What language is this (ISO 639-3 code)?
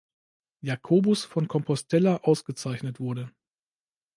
deu